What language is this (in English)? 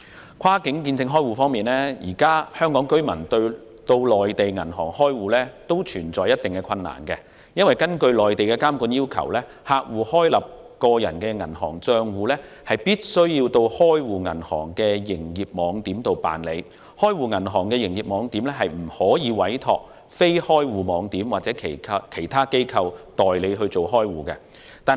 Cantonese